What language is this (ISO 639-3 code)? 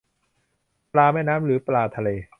tha